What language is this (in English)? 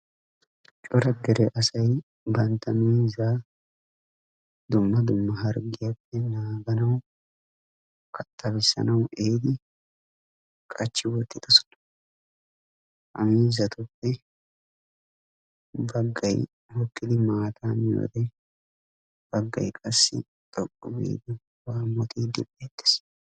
Wolaytta